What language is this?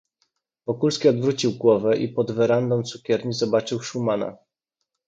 Polish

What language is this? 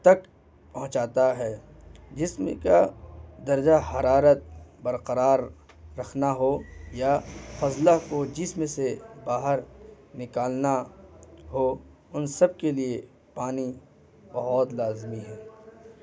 Urdu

